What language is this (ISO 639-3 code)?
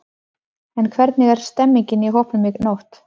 isl